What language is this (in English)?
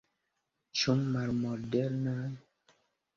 Esperanto